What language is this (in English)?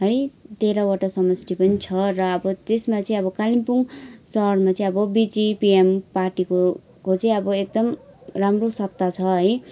Nepali